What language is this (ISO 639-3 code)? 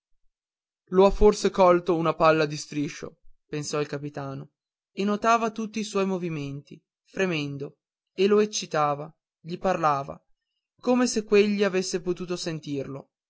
ita